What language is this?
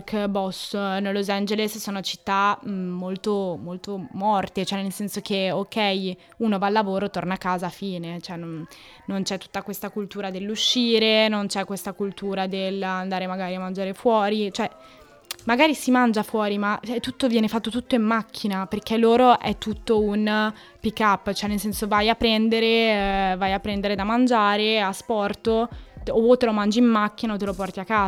Italian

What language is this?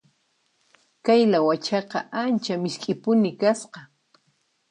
Puno Quechua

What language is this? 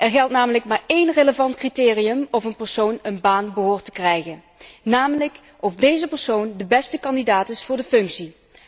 Dutch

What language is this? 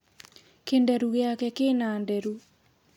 Kikuyu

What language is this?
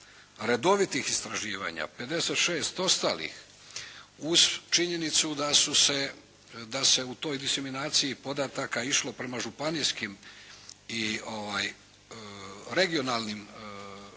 Croatian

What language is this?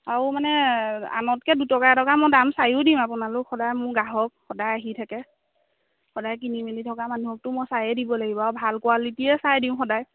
Assamese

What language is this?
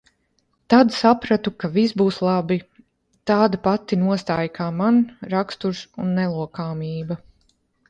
Latvian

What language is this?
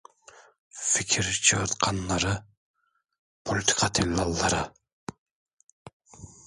Turkish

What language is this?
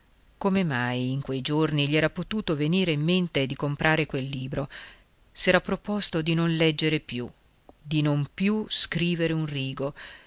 Italian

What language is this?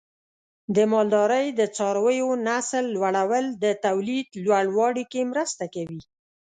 Pashto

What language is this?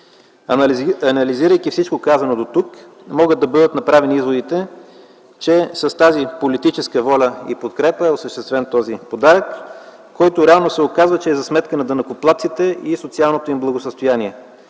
Bulgarian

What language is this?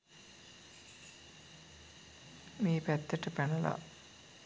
Sinhala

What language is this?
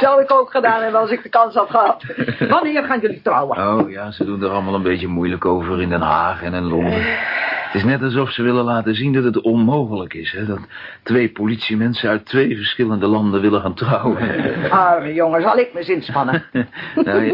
Dutch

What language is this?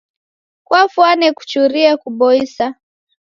Taita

